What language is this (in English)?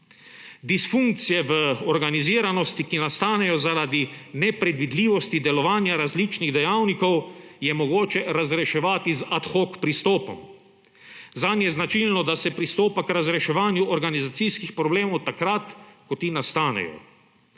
Slovenian